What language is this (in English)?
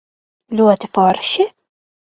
Latvian